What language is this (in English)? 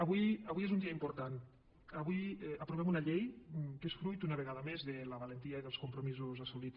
Catalan